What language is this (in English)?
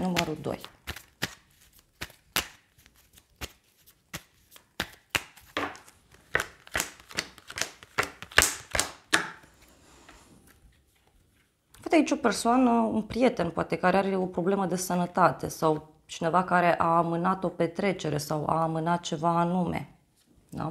Romanian